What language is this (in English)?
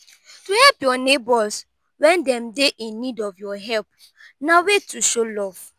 Nigerian Pidgin